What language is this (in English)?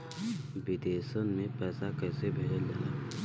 Bhojpuri